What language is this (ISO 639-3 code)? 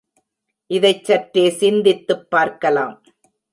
tam